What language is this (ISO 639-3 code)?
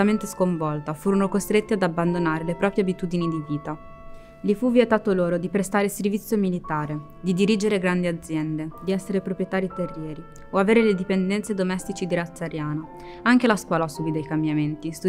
ita